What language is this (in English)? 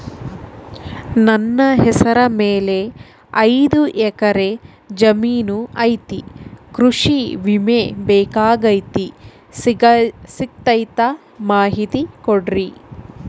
Kannada